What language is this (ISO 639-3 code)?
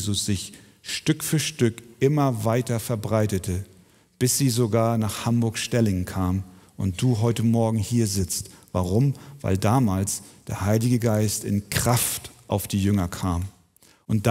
deu